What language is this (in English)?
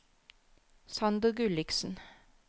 Norwegian